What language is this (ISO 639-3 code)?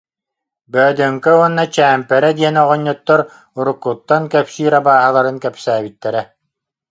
sah